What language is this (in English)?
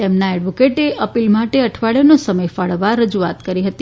Gujarati